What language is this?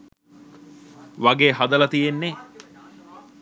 Sinhala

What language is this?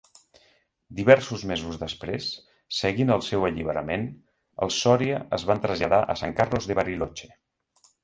Catalan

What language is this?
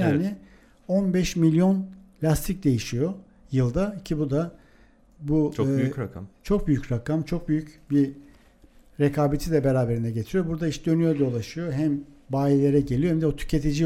Turkish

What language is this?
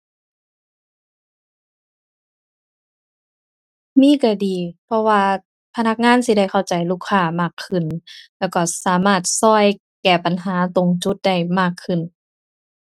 Thai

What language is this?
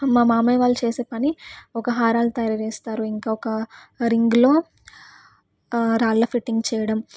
Telugu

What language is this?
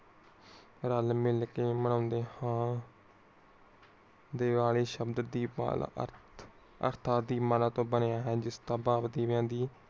Punjabi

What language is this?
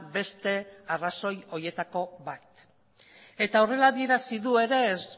Basque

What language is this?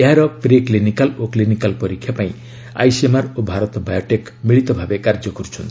Odia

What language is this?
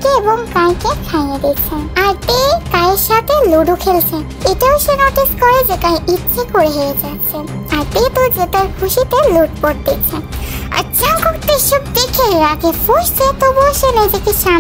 Bangla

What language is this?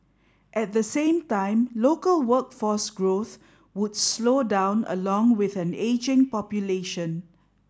English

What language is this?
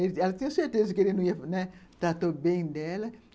Portuguese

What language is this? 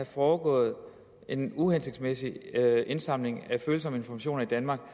Danish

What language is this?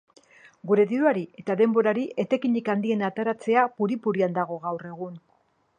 Basque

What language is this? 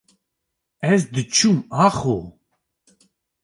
Kurdish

